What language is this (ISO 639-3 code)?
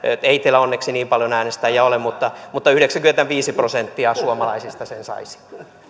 fin